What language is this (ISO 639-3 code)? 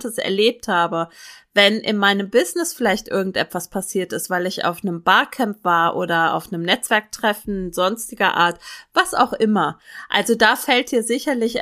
deu